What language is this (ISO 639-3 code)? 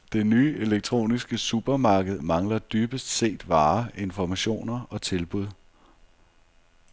dan